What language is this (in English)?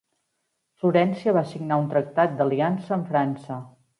Catalan